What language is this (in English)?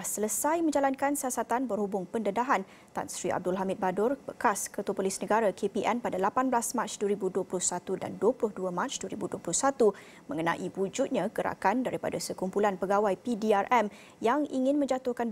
Malay